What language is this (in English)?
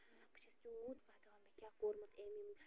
Kashmiri